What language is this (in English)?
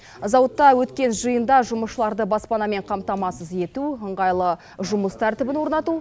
Kazakh